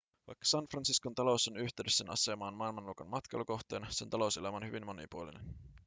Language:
Finnish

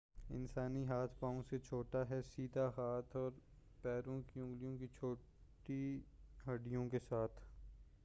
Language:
Urdu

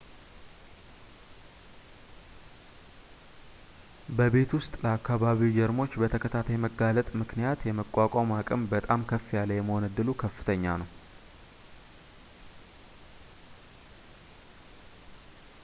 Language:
Amharic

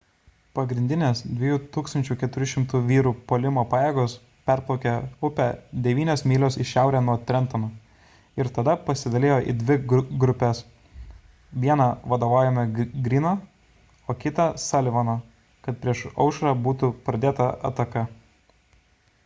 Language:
Lithuanian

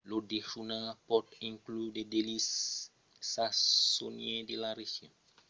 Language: Occitan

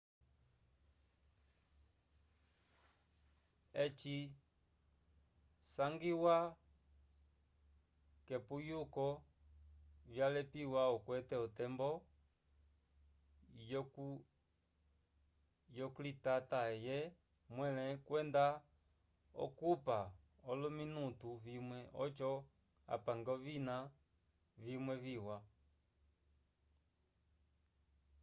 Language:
Umbundu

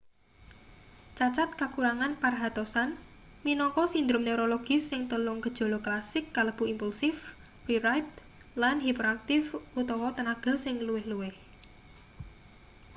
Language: Javanese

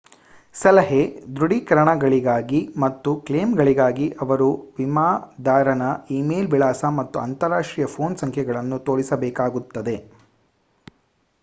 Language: Kannada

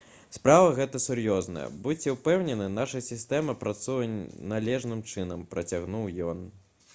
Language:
Belarusian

